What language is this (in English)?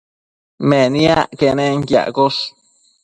Matsés